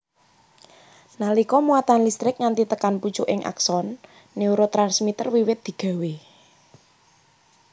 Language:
Javanese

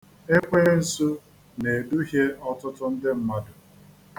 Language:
Igbo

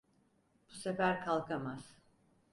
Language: Turkish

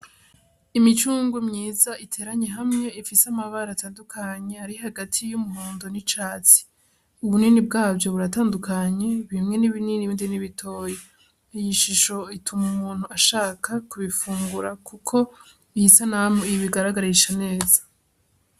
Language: Rundi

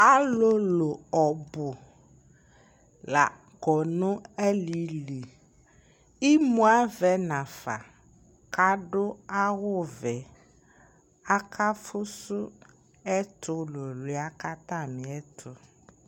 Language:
Ikposo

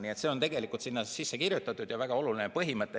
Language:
Estonian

